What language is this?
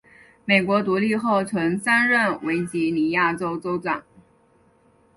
Chinese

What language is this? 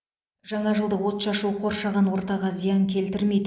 Kazakh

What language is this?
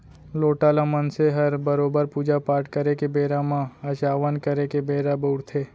Chhattisgarhi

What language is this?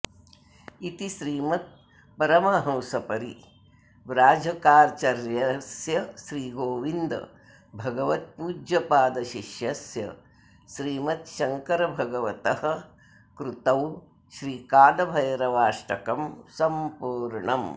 Sanskrit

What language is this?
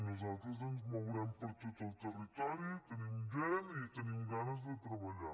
Catalan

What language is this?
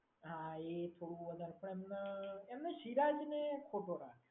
Gujarati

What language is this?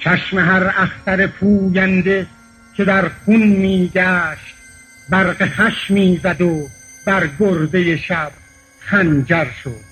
Persian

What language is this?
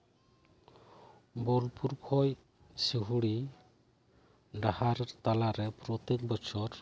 Santali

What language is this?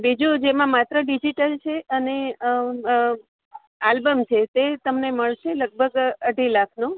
Gujarati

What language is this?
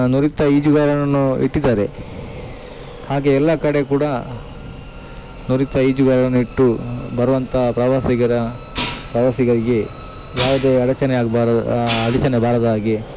Kannada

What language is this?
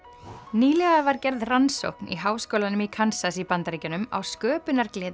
Icelandic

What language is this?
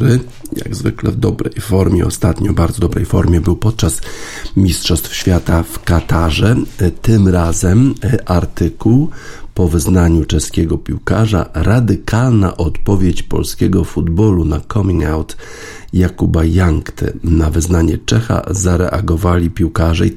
Polish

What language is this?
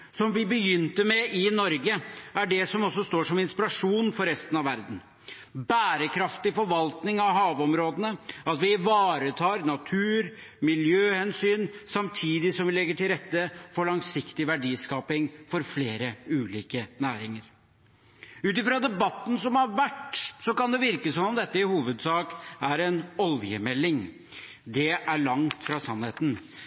Norwegian Bokmål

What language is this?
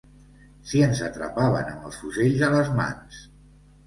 Catalan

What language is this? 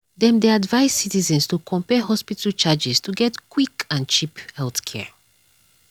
Nigerian Pidgin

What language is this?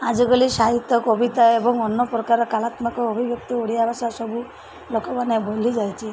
Odia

